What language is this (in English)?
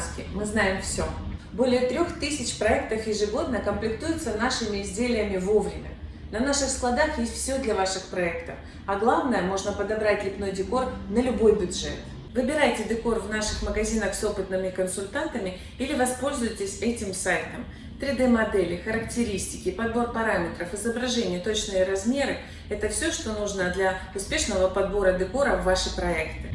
Russian